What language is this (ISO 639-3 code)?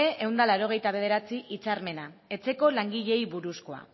eus